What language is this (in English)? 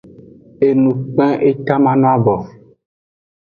Aja (Benin)